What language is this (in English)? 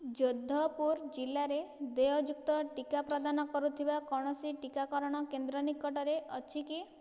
Odia